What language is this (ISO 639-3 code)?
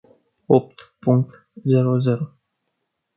ron